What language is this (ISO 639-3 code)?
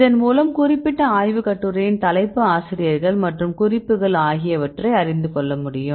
tam